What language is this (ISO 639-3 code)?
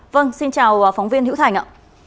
vie